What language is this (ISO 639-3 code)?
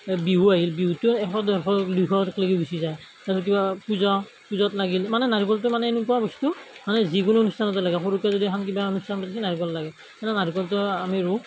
asm